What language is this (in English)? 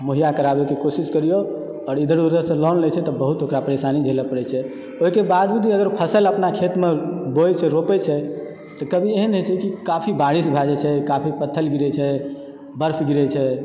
Maithili